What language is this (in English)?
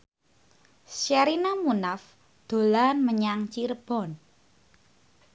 Javanese